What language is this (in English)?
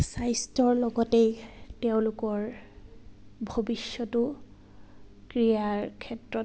Assamese